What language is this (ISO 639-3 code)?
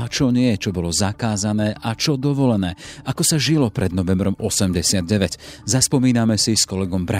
slk